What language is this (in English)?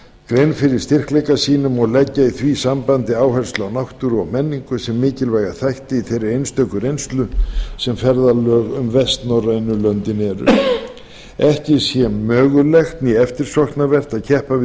Icelandic